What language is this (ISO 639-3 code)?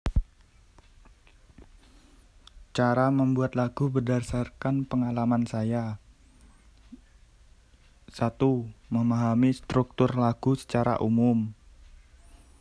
ind